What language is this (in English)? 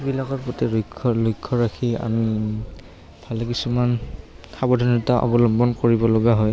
Assamese